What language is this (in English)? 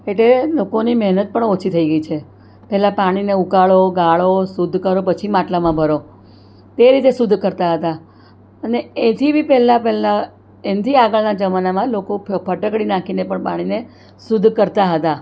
Gujarati